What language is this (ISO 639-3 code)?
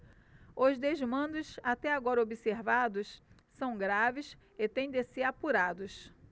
por